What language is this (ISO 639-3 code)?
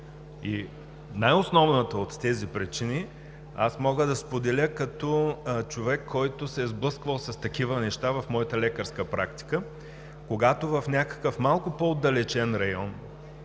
bul